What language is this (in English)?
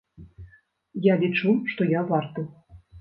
Belarusian